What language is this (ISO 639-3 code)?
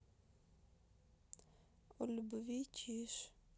rus